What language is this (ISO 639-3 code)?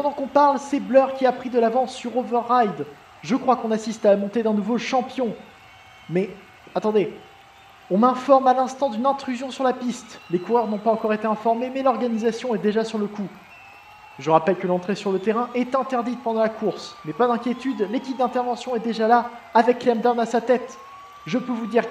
fra